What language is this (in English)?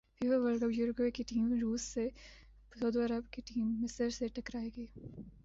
Urdu